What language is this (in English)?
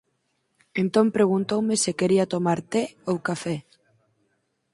Galician